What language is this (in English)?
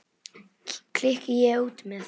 Icelandic